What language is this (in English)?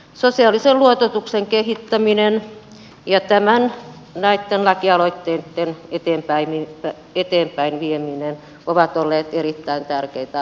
Finnish